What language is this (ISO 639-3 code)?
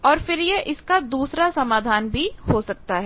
hin